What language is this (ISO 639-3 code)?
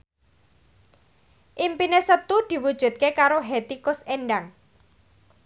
jav